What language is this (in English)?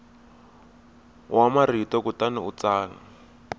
Tsonga